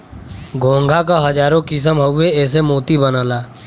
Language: Bhojpuri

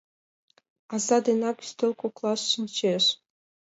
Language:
Mari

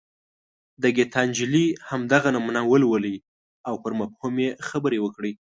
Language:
Pashto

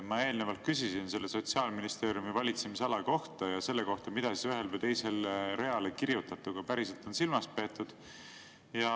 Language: Estonian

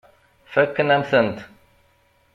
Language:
Kabyle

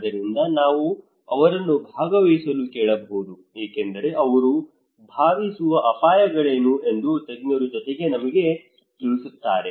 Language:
Kannada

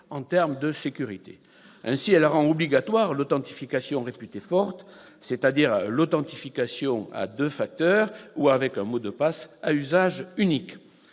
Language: French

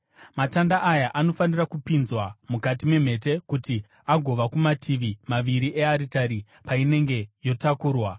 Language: Shona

